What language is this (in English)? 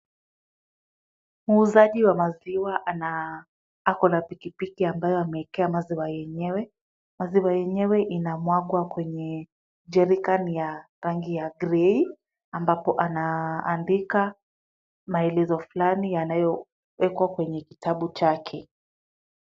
Swahili